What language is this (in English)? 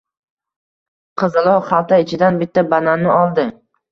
Uzbek